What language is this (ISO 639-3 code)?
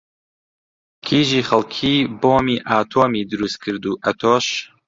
ckb